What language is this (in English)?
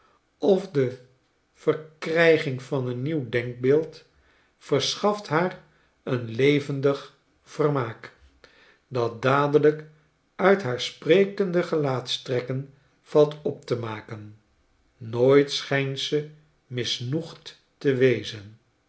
Dutch